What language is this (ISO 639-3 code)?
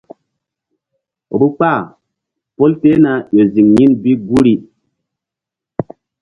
mdd